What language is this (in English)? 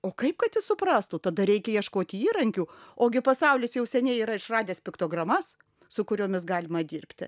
Lithuanian